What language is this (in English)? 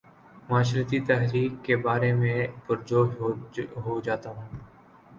Urdu